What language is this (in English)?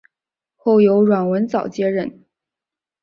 Chinese